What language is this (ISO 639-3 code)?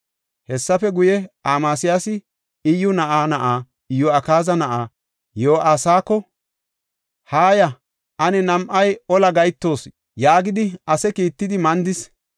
gof